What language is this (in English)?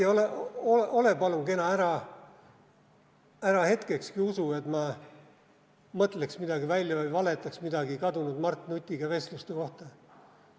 Estonian